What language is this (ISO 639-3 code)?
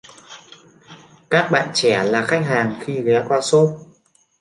vie